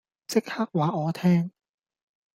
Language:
Cantonese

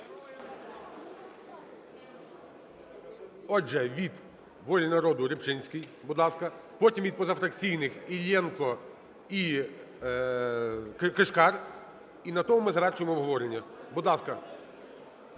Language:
Ukrainian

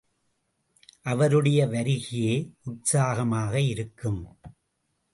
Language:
Tamil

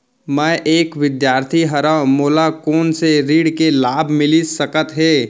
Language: Chhattisgarhi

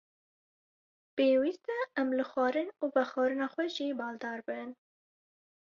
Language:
Kurdish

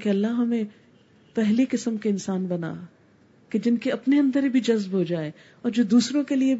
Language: Urdu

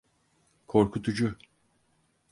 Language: Turkish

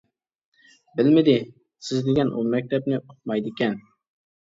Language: Uyghur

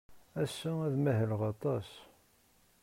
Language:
Kabyle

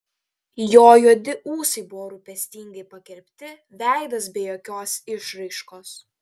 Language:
Lithuanian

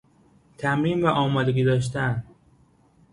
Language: Persian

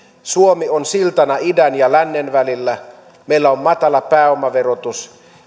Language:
Finnish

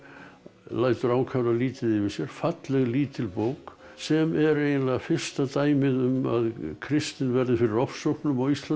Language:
Icelandic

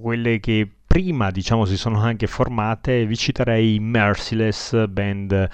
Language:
Italian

